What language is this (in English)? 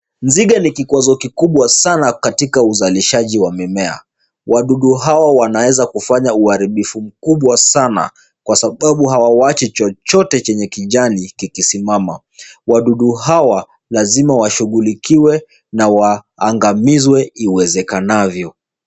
Swahili